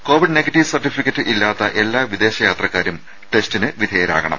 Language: Malayalam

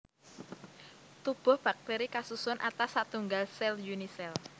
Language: Javanese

